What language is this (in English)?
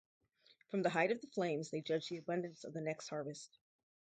English